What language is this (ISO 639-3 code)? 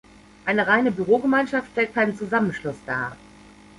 deu